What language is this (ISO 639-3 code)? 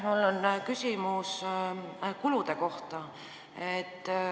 est